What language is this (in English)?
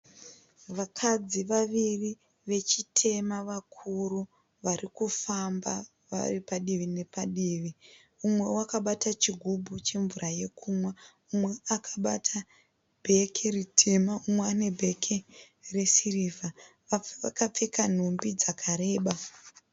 Shona